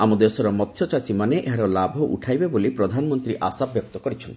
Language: Odia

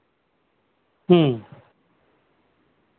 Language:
Santali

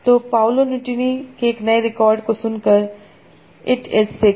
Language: Hindi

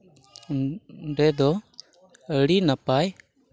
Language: Santali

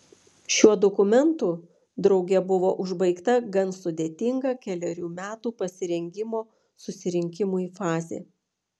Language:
Lithuanian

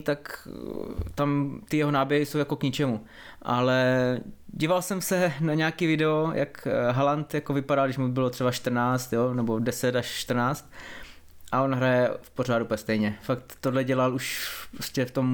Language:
Czech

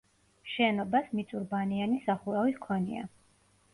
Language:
Georgian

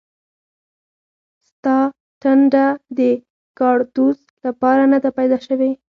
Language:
Pashto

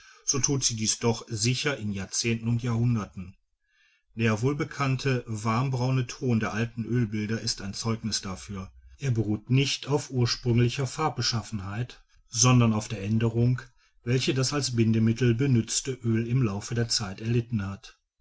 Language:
German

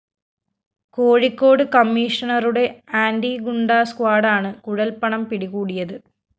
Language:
Malayalam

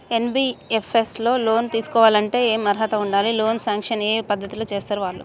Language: Telugu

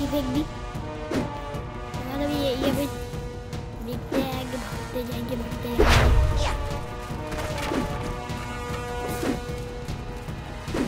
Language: Spanish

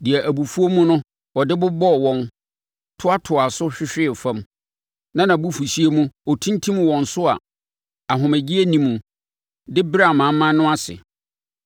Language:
Akan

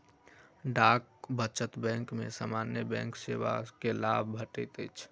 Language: Maithili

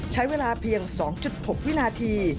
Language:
Thai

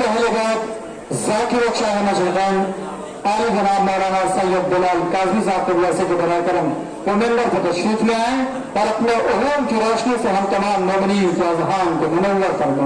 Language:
Hindi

